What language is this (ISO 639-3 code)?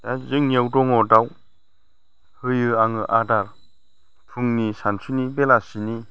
brx